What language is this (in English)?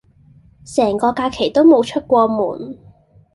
Cantonese